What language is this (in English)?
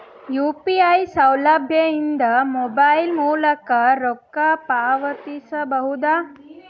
Kannada